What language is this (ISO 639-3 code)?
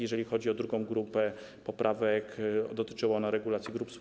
pol